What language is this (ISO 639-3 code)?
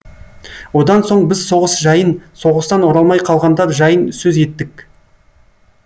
kaz